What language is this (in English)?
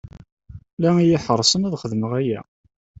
Kabyle